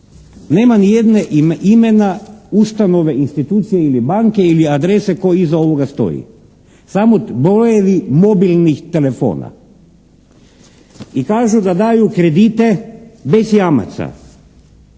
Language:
Croatian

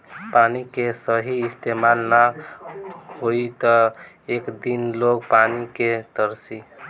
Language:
Bhojpuri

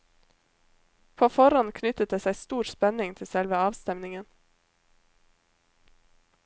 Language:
Norwegian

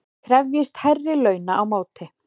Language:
Icelandic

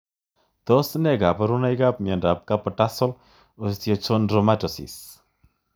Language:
Kalenjin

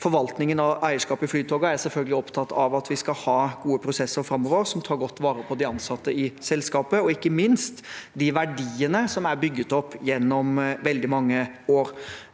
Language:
Norwegian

